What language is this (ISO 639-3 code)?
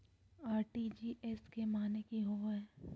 mag